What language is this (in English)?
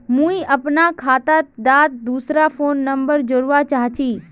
Magahi